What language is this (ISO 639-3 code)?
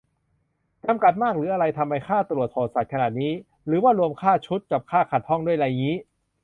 tha